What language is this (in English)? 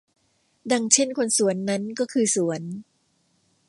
Thai